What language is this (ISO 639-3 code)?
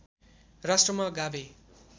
nep